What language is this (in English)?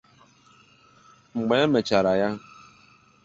Igbo